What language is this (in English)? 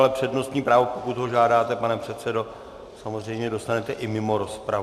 Czech